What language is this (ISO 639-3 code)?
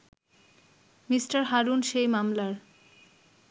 ben